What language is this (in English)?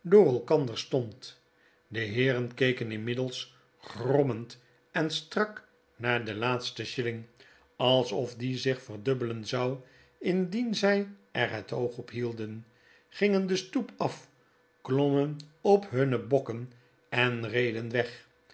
Dutch